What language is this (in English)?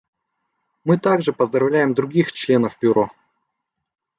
Russian